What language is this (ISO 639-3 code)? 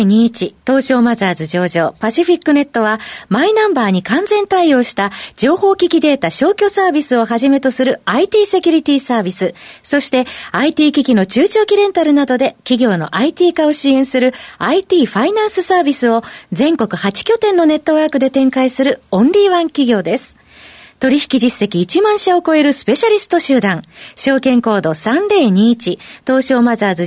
jpn